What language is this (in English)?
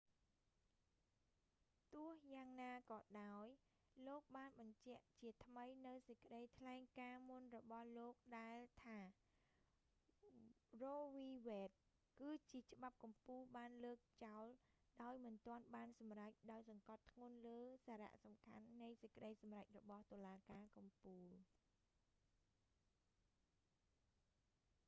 Khmer